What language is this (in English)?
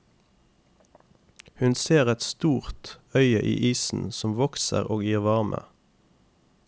Norwegian